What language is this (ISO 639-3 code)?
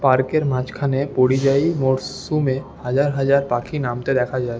ben